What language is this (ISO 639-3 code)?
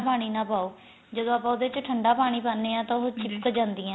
pan